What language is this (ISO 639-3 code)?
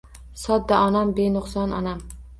uzb